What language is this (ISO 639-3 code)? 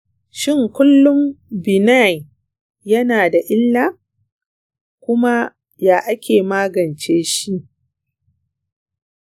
hau